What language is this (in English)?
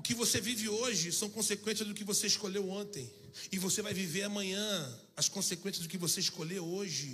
Portuguese